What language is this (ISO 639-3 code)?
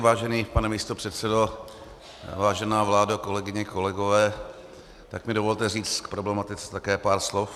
ces